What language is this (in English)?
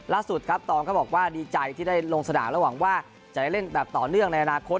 Thai